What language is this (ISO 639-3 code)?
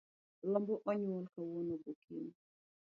luo